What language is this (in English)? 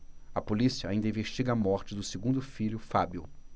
Portuguese